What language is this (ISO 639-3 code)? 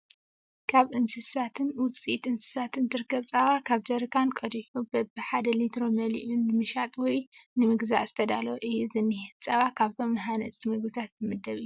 tir